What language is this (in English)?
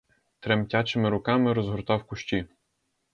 Ukrainian